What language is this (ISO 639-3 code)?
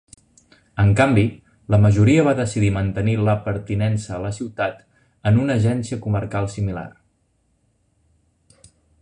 cat